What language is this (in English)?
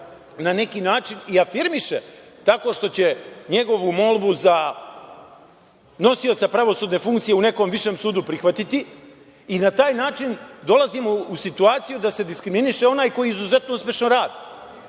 Serbian